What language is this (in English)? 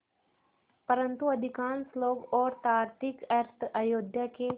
Hindi